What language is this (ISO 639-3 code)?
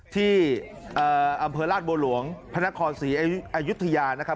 tha